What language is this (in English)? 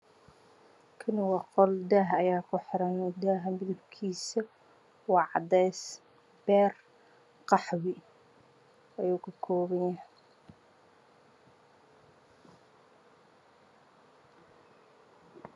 Somali